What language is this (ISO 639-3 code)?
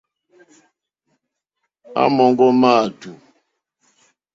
bri